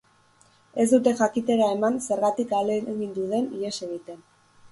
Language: Basque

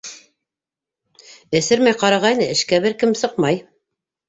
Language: Bashkir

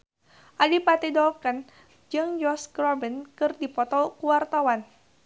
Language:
Sundanese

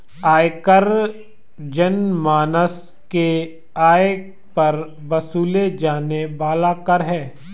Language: Hindi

